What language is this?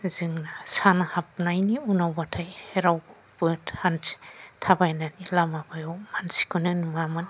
Bodo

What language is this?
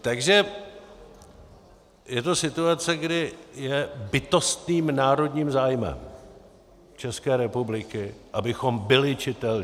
Czech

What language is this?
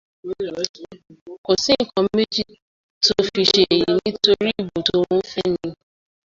Yoruba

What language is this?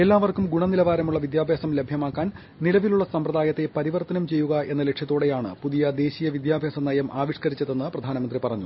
Malayalam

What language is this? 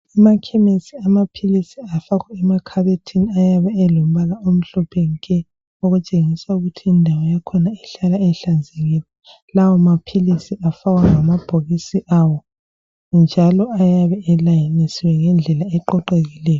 North Ndebele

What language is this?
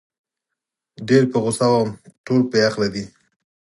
Pashto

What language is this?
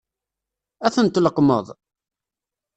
Kabyle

